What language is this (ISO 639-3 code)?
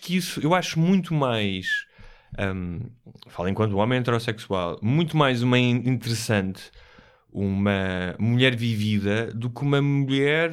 por